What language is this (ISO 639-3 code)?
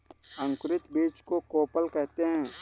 hin